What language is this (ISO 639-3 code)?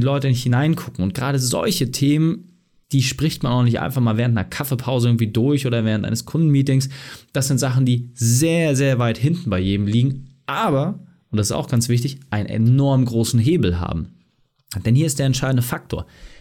deu